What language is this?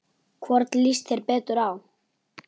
Icelandic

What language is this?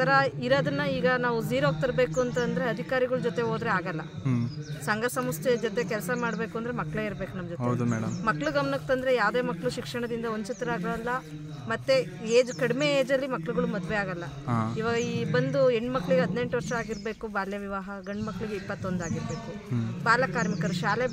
Romanian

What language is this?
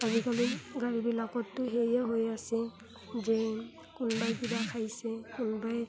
Assamese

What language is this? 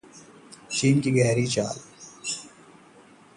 Hindi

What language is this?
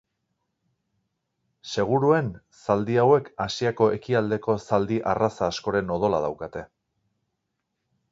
Basque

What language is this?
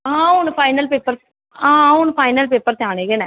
Dogri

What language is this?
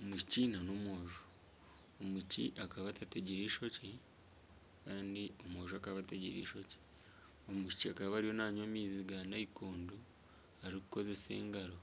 Nyankole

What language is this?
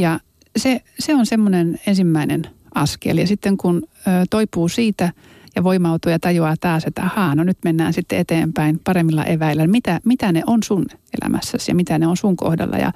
Finnish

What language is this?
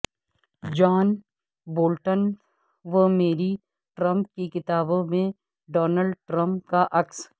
Urdu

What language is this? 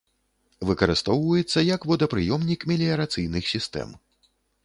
Belarusian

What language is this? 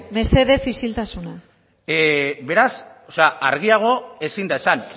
Basque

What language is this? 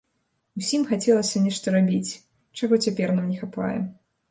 Belarusian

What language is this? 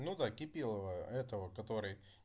Russian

